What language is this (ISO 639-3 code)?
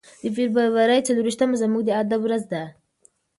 pus